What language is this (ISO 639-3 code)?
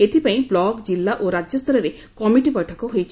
ori